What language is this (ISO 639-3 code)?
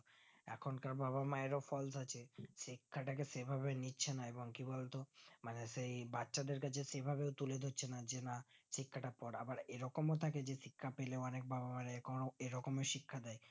ben